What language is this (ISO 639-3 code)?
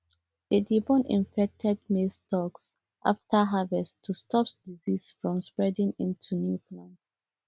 pcm